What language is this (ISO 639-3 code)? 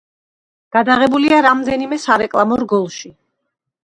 kat